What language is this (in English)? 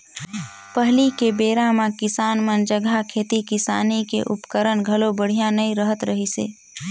Chhattisgarhi